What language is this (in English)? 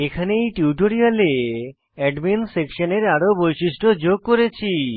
Bangla